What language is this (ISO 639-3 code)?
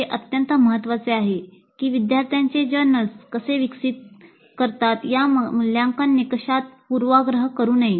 mar